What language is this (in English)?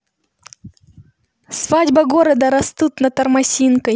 Russian